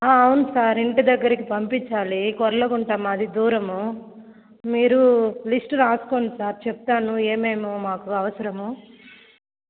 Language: Telugu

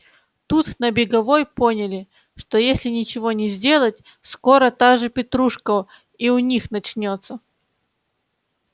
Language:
Russian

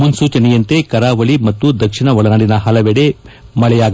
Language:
Kannada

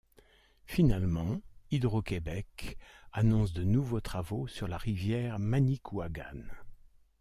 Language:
French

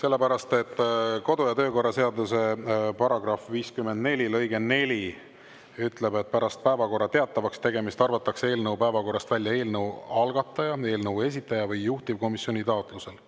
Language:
Estonian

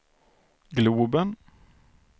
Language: Swedish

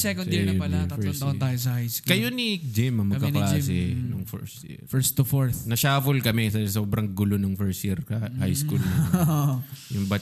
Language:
Filipino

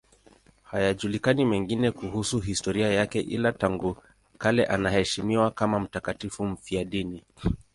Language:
Swahili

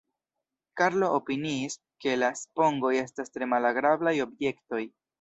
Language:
Esperanto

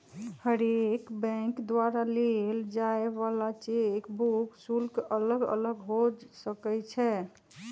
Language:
Magahi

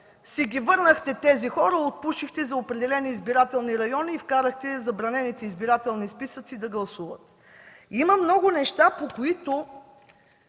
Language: Bulgarian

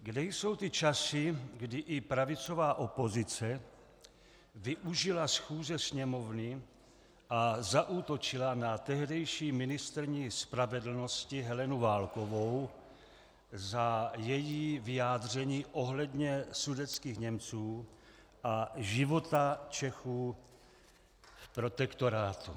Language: Czech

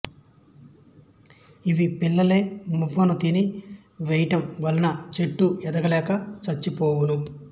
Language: Telugu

